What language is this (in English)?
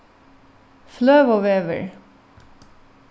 Faroese